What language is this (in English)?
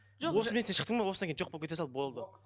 Kazakh